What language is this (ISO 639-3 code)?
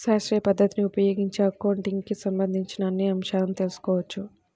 tel